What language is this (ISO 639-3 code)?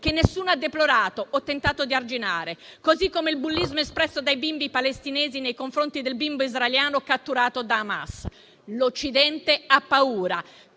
ita